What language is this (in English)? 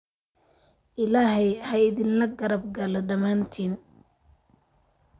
Somali